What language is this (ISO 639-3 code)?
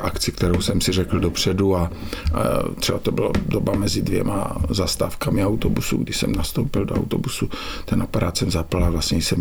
ces